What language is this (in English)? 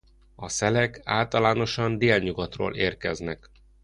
Hungarian